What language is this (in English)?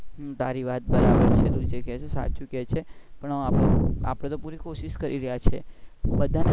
Gujarati